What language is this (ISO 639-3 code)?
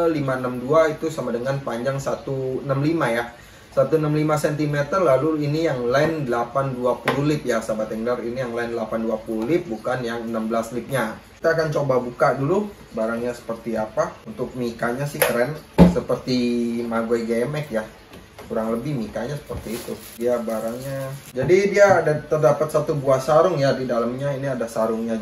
ind